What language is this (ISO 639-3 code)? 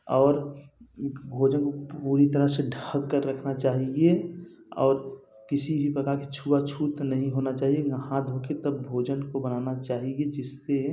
hin